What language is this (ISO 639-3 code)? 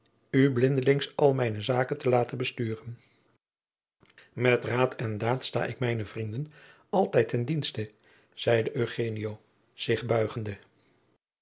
nld